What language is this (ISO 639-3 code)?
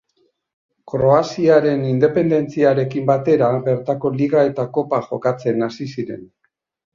eus